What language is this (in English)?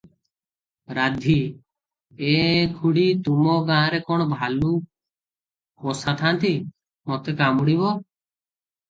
Odia